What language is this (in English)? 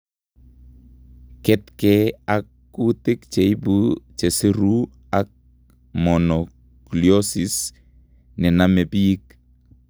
Kalenjin